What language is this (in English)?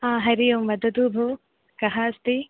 Sanskrit